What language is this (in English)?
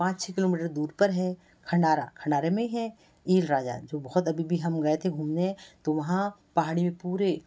Hindi